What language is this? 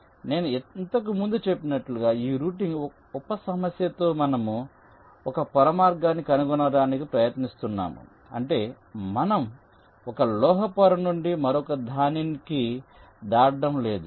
Telugu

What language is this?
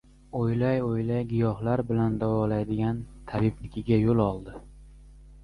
Uzbek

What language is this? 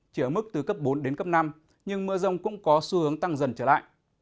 Vietnamese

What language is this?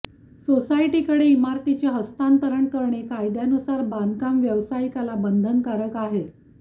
Marathi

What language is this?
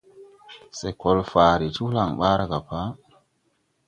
Tupuri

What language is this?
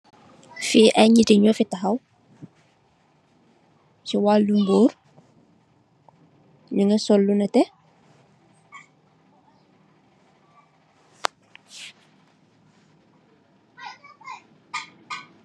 Wolof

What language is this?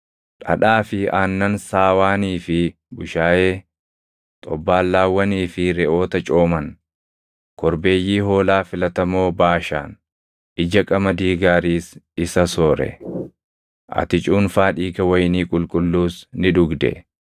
Oromo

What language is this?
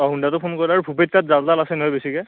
Assamese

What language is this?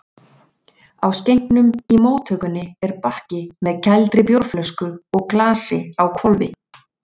Icelandic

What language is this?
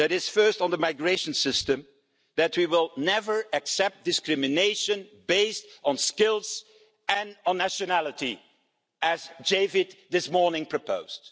English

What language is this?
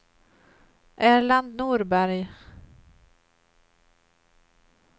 Swedish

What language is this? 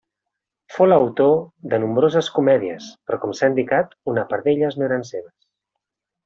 Catalan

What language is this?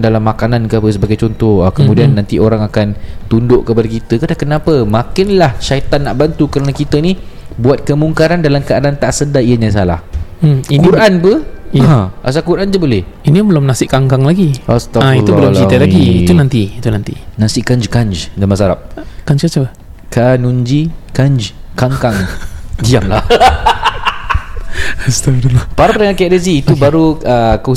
Malay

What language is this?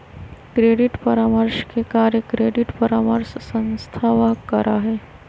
Magahi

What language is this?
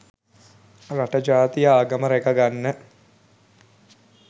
Sinhala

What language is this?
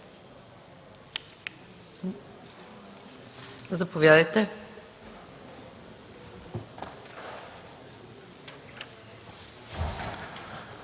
Bulgarian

